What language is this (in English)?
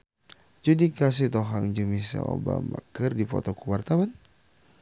Sundanese